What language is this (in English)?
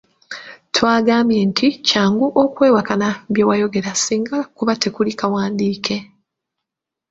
Ganda